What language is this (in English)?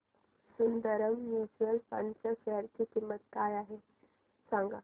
Marathi